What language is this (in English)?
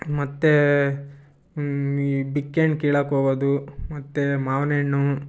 Kannada